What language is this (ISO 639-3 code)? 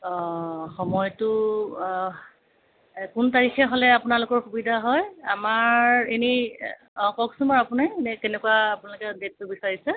asm